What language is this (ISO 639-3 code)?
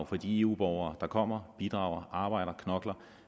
dan